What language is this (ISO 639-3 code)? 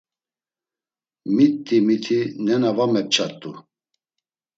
lzz